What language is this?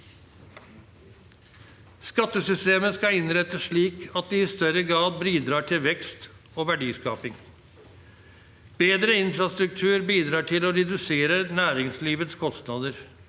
Norwegian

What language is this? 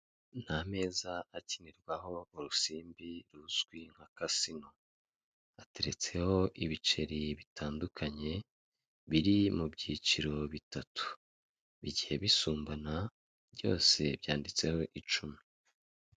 Kinyarwanda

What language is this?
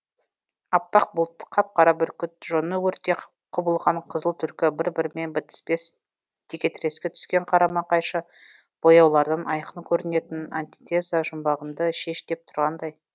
Kazakh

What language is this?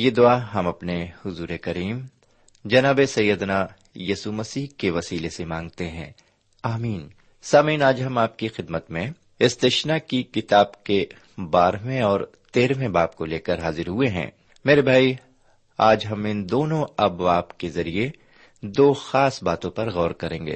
Urdu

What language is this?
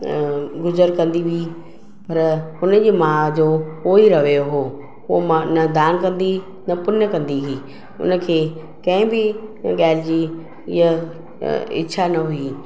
Sindhi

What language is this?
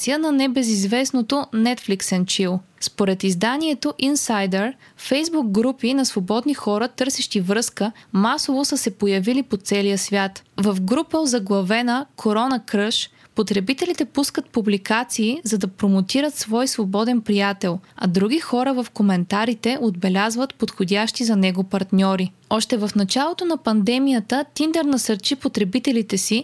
Bulgarian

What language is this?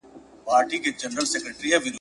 Pashto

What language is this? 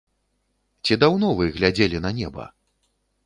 Belarusian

